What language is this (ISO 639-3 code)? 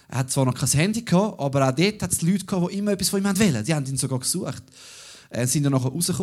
deu